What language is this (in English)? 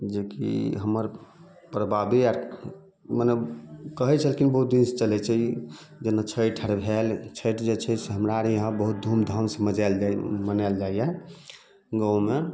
Maithili